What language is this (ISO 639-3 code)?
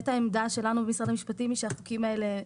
heb